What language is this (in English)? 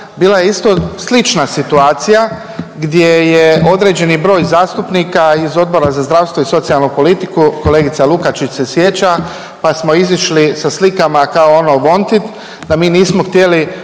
Croatian